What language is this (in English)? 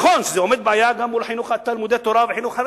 Hebrew